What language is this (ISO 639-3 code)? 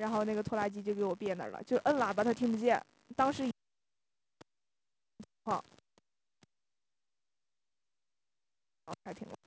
zho